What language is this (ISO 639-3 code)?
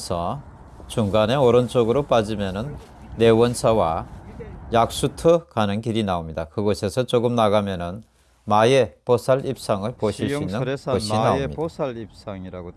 kor